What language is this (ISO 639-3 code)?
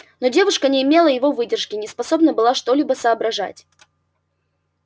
rus